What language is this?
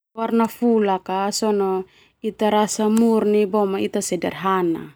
Termanu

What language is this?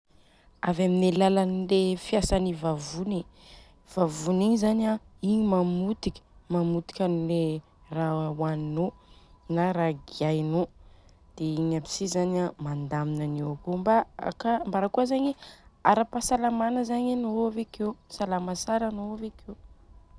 Southern Betsimisaraka Malagasy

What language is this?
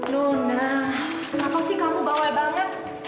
Indonesian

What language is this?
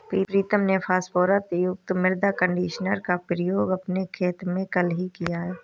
Hindi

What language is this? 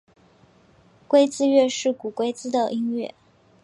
Chinese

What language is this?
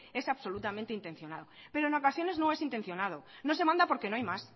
Spanish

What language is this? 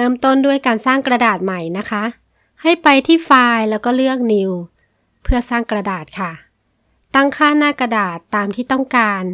Thai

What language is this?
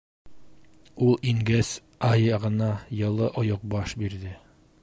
Bashkir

